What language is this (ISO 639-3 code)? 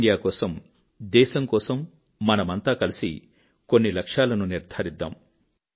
tel